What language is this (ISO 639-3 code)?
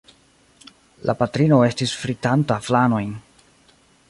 epo